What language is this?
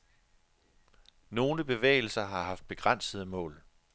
Danish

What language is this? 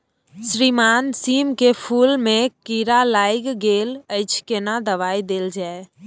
Maithili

